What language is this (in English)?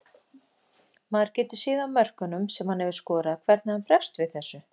Icelandic